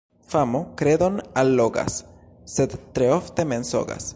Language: Esperanto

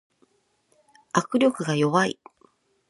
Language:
Japanese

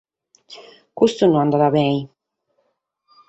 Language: Sardinian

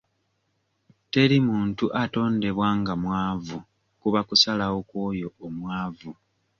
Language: Ganda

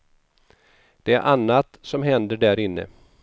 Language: Swedish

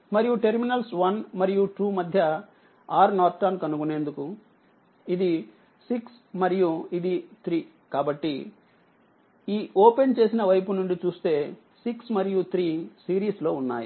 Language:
Telugu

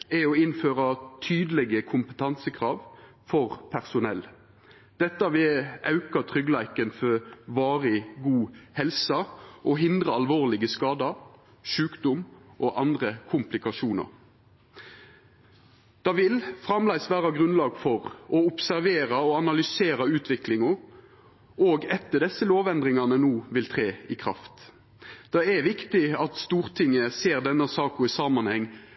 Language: Norwegian Nynorsk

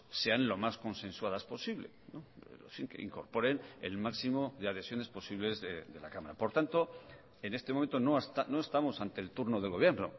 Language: Spanish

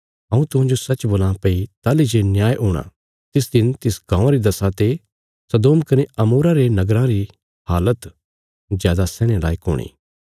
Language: Bilaspuri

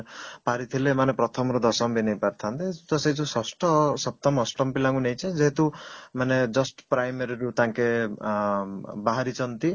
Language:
Odia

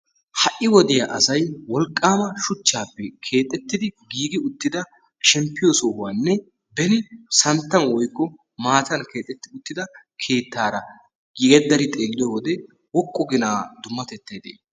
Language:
Wolaytta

